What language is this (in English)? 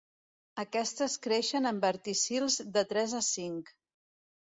Catalan